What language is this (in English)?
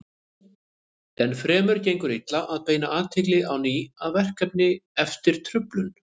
Icelandic